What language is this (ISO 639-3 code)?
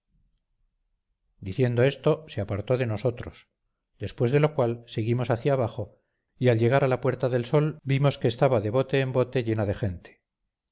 spa